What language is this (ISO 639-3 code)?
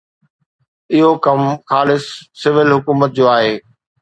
snd